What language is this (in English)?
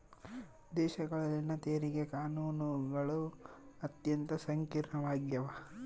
Kannada